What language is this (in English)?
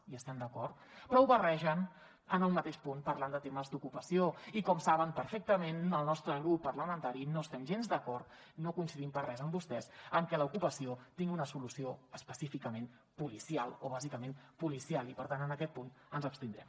Catalan